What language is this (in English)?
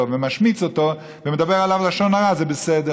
Hebrew